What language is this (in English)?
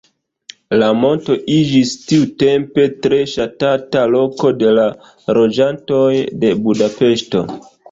Esperanto